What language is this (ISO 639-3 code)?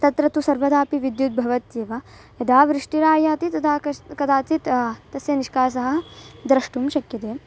san